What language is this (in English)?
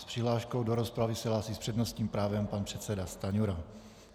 Czech